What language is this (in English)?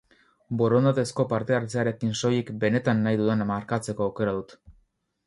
Basque